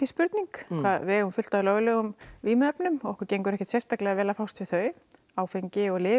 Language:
Icelandic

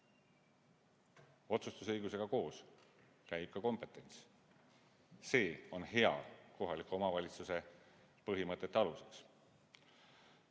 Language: Estonian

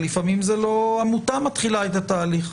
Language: Hebrew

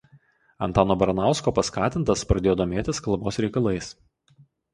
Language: Lithuanian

